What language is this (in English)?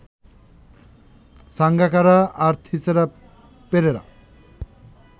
Bangla